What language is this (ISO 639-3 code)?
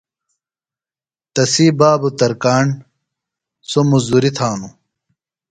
phl